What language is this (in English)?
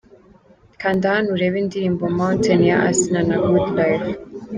Kinyarwanda